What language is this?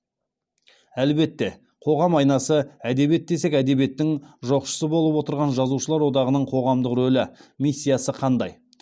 Kazakh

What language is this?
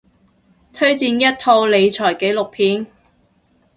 Cantonese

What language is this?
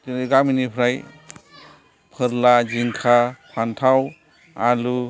Bodo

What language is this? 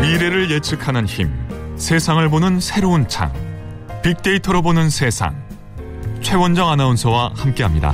Korean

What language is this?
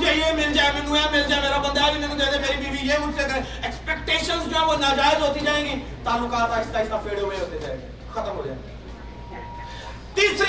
Urdu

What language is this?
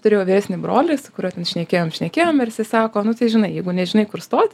Lithuanian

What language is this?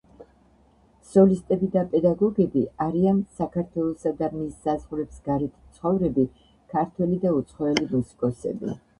Georgian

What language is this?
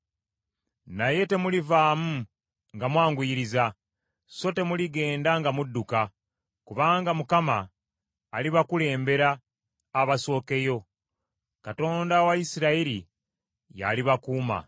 Ganda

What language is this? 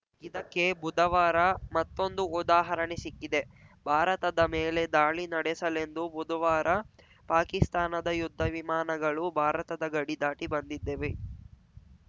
Kannada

